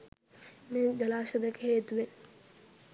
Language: Sinhala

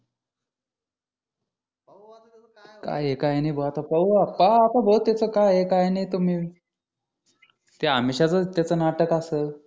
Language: Marathi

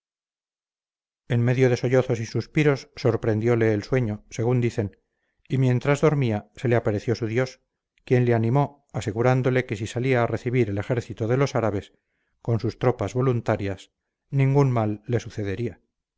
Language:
Spanish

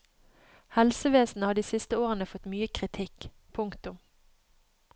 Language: Norwegian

